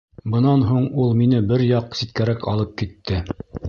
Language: Bashkir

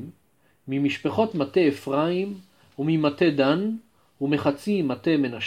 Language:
Hebrew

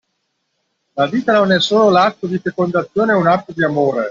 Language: Italian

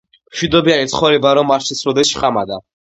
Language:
Georgian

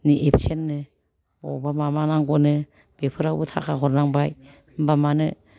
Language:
Bodo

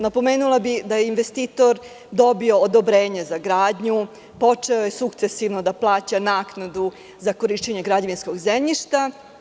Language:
Serbian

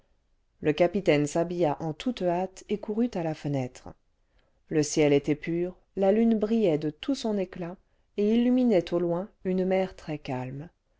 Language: French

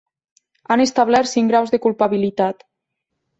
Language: Catalan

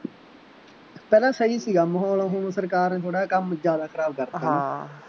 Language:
Punjabi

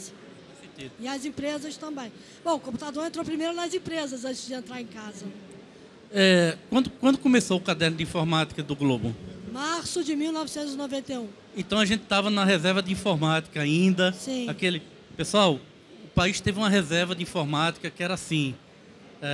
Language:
Portuguese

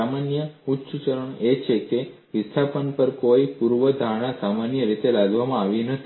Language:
Gujarati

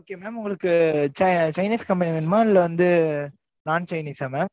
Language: Tamil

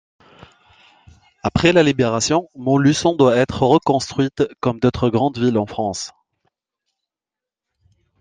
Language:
French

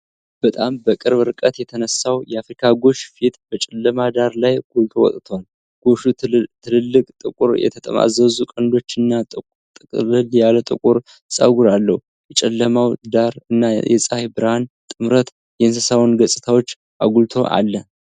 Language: Amharic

